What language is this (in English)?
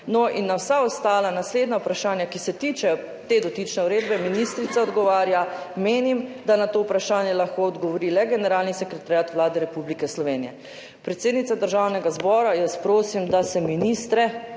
Slovenian